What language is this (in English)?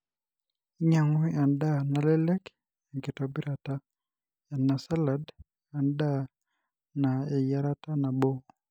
Masai